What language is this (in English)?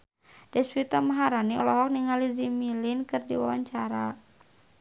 Sundanese